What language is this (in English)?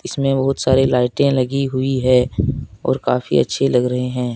Hindi